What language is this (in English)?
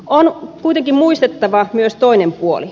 Finnish